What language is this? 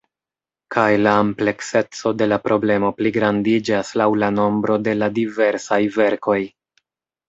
Esperanto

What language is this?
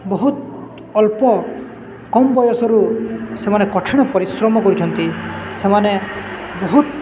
Odia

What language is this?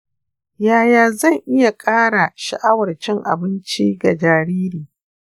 Hausa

